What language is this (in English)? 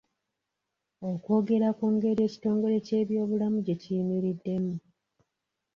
Ganda